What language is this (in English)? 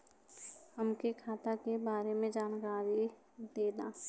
Bhojpuri